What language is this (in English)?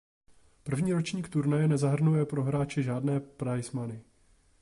Czech